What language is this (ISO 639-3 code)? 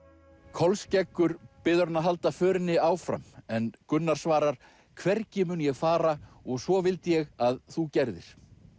isl